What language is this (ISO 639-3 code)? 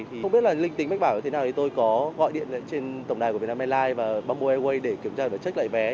vie